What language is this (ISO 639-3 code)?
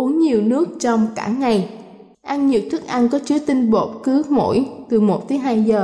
vie